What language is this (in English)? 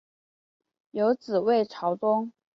Chinese